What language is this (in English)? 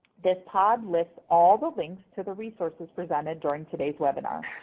English